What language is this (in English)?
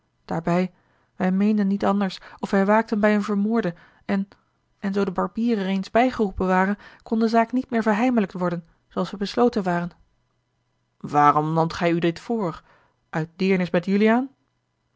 Dutch